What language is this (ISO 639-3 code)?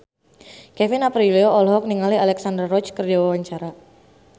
sun